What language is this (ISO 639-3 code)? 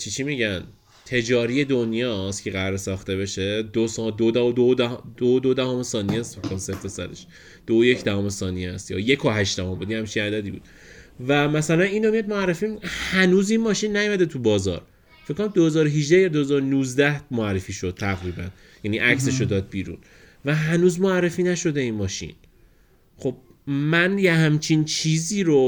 fas